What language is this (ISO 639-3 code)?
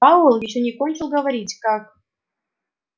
rus